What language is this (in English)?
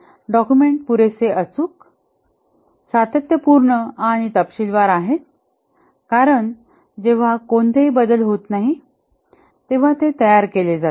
Marathi